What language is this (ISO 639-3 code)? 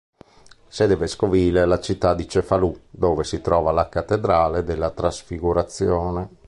ita